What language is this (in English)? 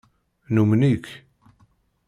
Kabyle